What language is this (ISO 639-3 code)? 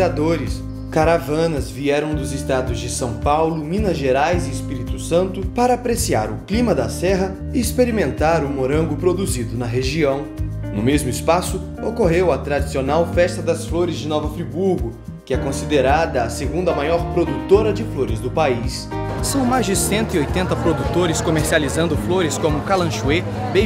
por